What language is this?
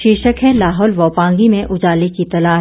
Hindi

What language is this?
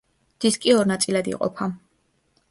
Georgian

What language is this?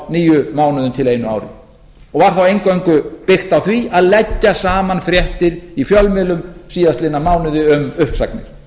Icelandic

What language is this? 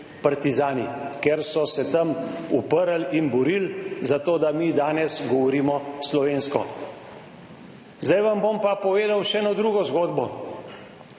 Slovenian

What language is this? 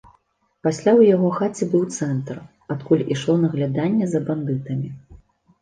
Belarusian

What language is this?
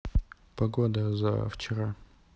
Russian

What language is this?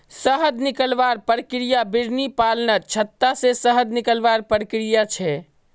Magahi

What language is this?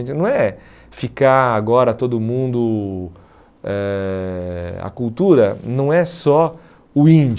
Portuguese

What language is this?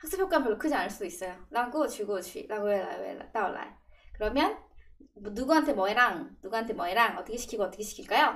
Korean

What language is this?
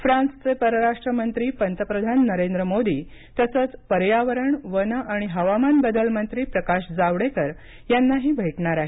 Marathi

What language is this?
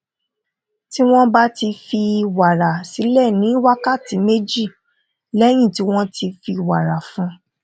Yoruba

